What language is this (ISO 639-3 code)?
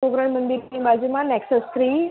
guj